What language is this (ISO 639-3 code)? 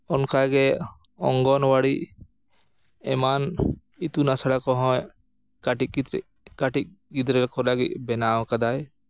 sat